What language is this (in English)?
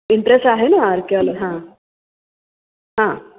Marathi